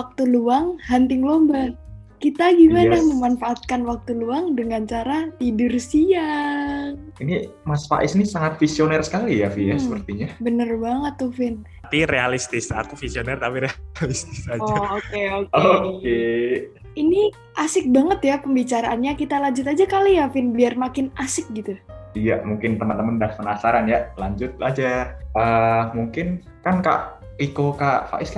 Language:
Indonesian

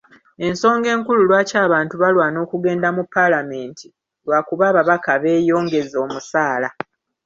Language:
Ganda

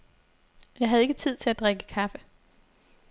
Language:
Danish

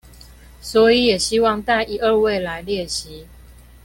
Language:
Chinese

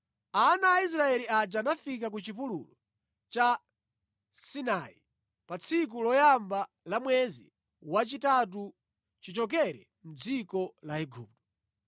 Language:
Nyanja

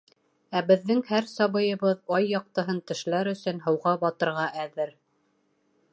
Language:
Bashkir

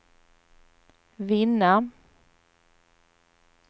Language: Swedish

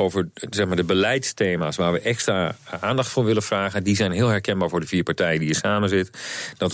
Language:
Dutch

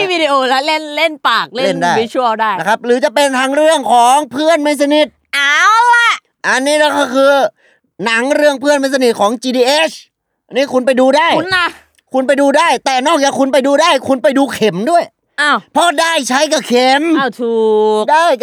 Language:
Thai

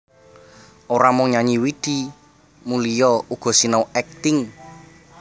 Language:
Javanese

